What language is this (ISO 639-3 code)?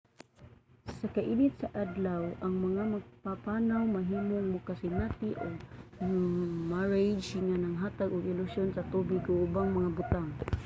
ceb